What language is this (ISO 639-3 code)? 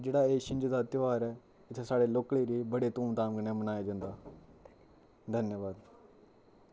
doi